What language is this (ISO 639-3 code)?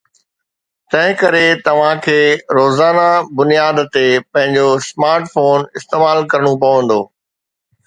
snd